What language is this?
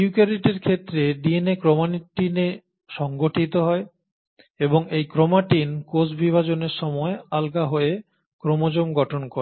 Bangla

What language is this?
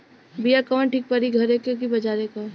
Bhojpuri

